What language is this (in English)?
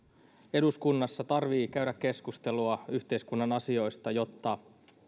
Finnish